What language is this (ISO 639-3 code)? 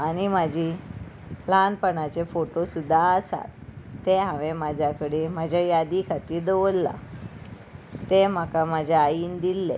kok